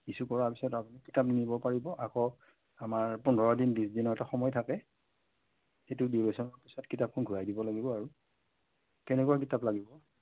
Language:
Assamese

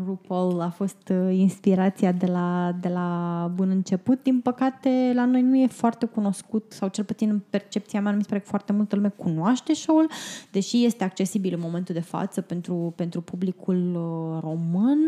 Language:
Romanian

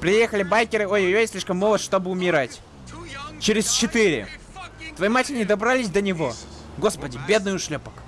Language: Russian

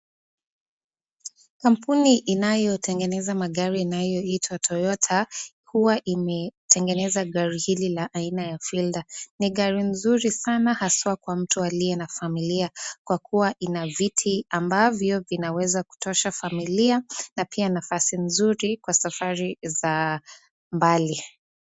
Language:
Swahili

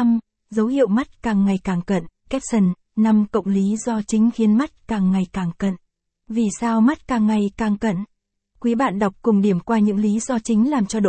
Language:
Vietnamese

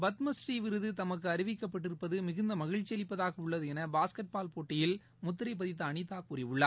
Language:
Tamil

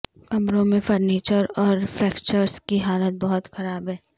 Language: Urdu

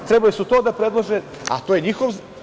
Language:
Serbian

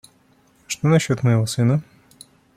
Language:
Russian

